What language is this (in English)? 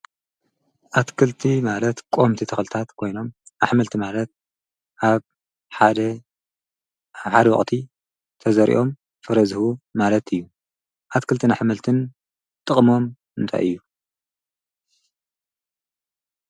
Tigrinya